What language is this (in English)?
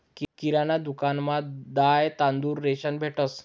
Marathi